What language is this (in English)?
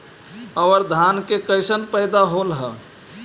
Magahi